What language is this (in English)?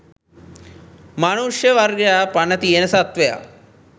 Sinhala